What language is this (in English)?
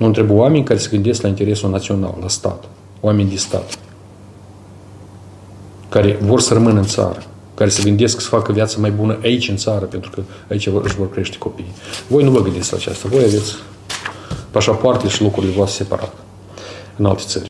Romanian